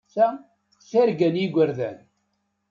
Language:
Kabyle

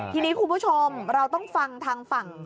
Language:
Thai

